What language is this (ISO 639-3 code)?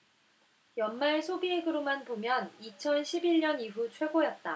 kor